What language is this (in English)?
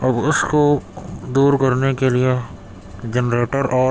Urdu